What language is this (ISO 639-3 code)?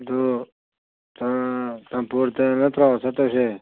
mni